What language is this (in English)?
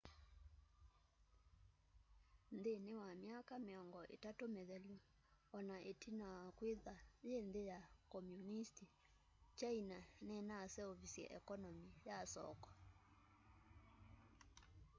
Kamba